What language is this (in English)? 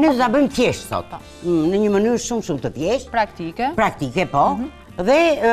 Romanian